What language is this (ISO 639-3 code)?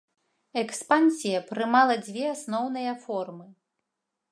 bel